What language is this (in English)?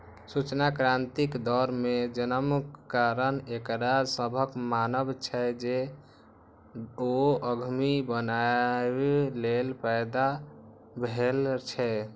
Maithili